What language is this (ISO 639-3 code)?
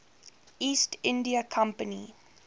eng